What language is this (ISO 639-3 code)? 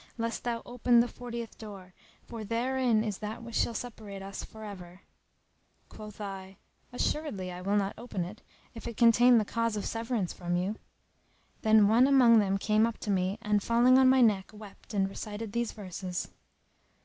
eng